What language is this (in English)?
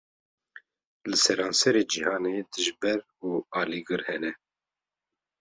Kurdish